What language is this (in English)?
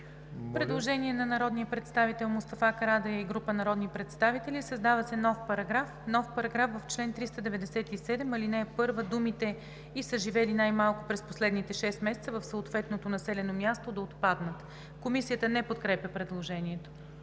Bulgarian